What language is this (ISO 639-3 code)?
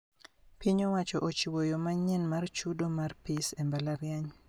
luo